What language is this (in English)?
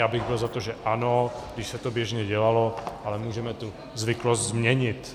Czech